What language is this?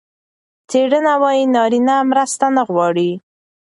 Pashto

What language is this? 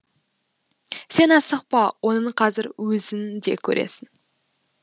Kazakh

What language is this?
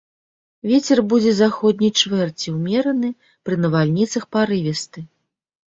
Belarusian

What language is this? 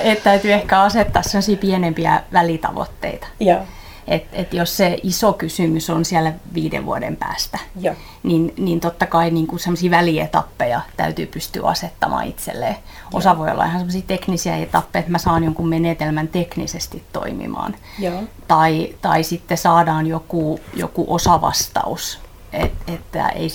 Finnish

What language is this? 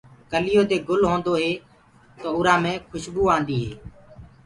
Gurgula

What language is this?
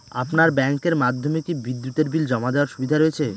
Bangla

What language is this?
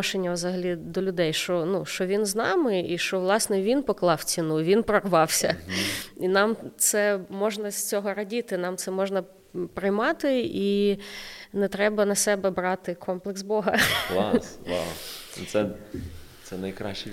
Ukrainian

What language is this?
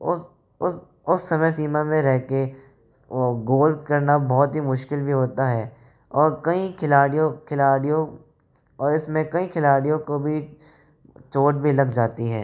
Hindi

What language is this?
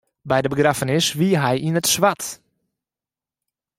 Western Frisian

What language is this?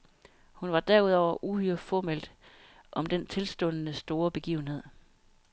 Danish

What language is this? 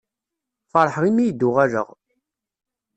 Kabyle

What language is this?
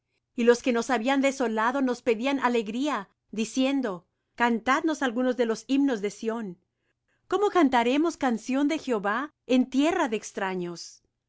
Spanish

